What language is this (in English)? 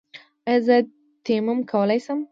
Pashto